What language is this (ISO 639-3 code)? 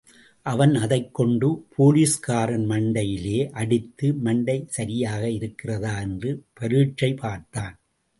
tam